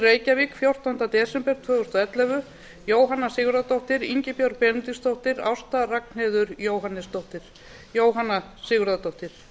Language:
Icelandic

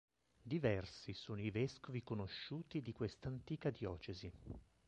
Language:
Italian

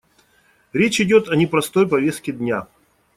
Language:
Russian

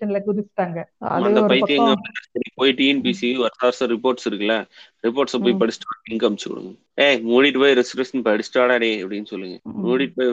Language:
Tamil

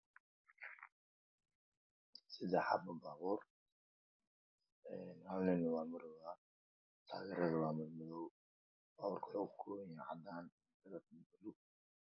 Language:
Somali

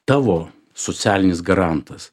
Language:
Lithuanian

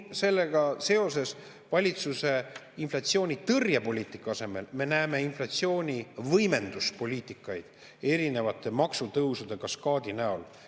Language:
Estonian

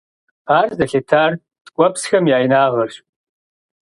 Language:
Kabardian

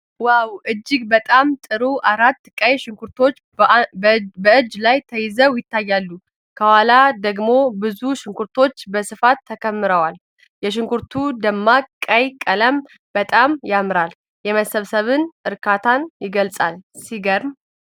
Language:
Amharic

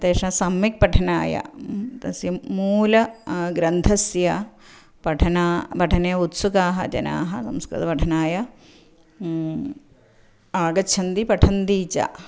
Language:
Sanskrit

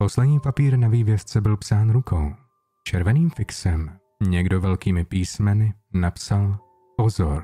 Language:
Czech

